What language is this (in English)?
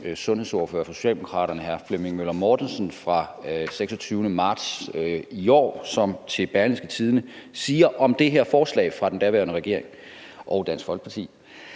Danish